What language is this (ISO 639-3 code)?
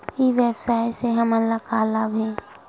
hne